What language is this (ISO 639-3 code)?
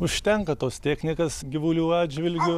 lit